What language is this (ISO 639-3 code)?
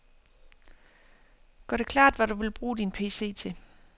dan